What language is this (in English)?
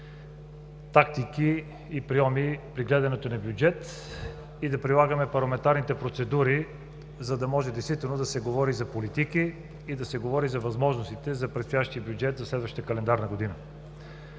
Bulgarian